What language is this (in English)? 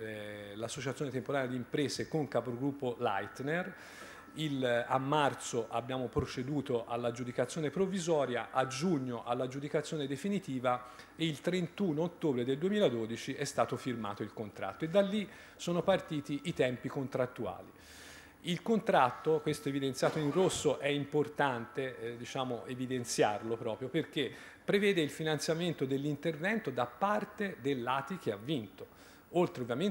Italian